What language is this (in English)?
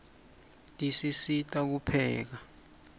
Swati